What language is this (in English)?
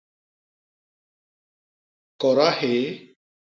Basaa